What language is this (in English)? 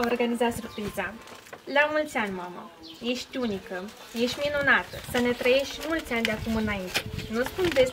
Romanian